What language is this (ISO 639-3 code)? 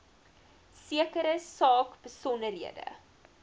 afr